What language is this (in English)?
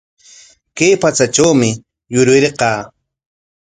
Corongo Ancash Quechua